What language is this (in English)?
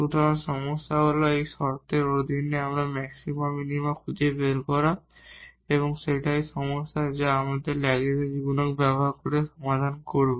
Bangla